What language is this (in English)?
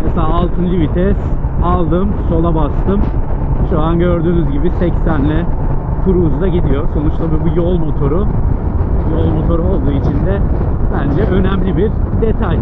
Turkish